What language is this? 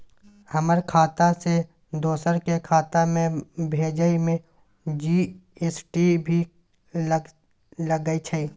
Maithili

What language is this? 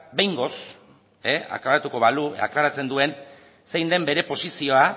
Basque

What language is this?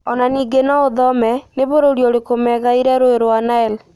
Kikuyu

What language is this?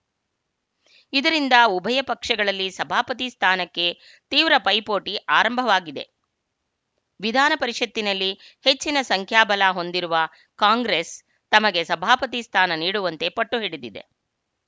Kannada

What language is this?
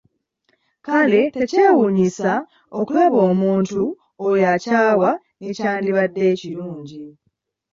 Ganda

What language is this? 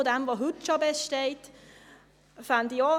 Swiss German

